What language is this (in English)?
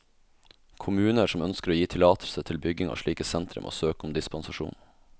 Norwegian